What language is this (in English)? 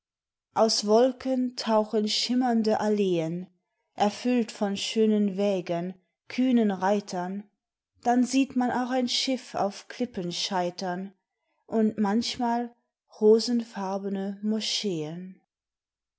German